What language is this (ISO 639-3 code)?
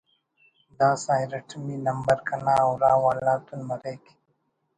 brh